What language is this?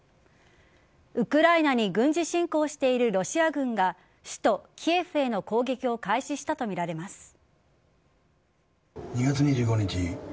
Japanese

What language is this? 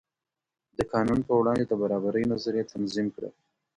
Pashto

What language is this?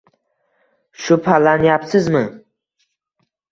Uzbek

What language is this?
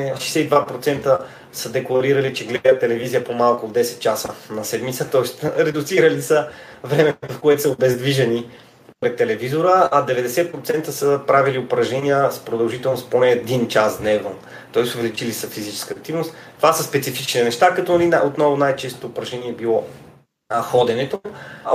Bulgarian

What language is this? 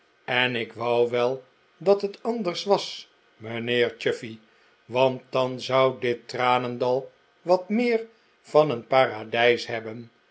Dutch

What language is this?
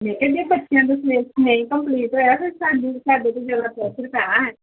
Punjabi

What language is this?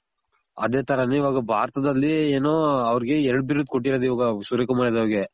Kannada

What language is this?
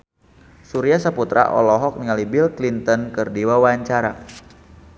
Sundanese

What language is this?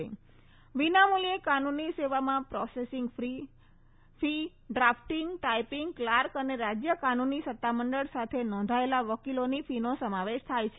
Gujarati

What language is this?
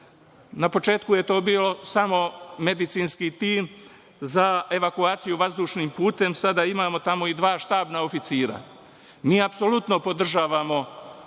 Serbian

